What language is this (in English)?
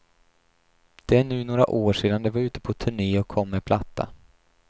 Swedish